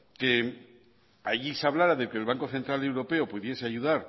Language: Spanish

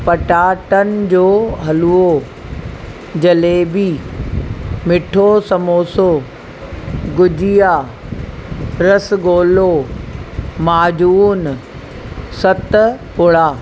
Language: Sindhi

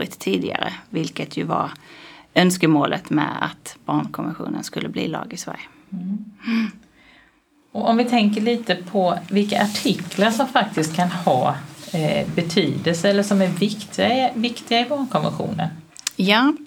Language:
Swedish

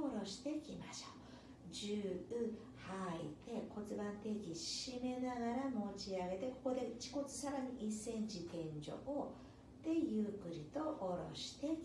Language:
Japanese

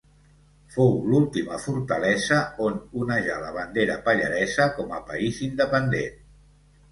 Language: Catalan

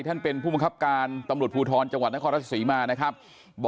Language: Thai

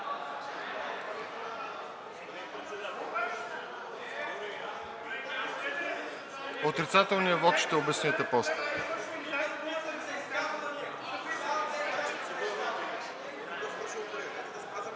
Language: Bulgarian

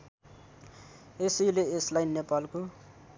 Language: Nepali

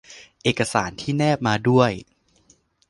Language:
Thai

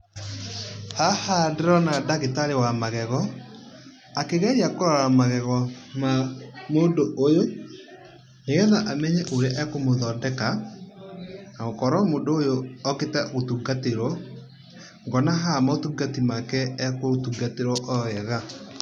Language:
Kikuyu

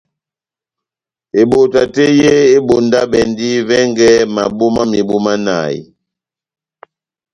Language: Batanga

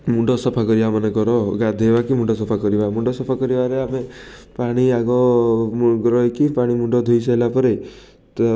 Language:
Odia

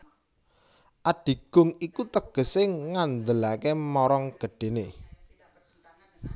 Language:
Javanese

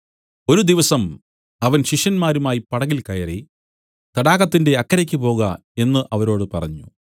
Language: Malayalam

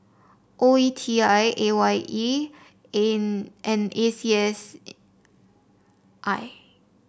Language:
English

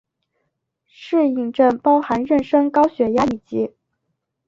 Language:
Chinese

